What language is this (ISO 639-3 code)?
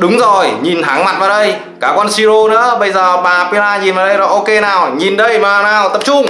vie